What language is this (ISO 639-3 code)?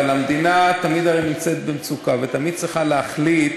heb